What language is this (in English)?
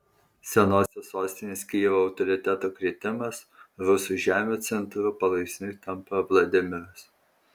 Lithuanian